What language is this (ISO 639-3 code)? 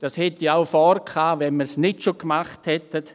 gsw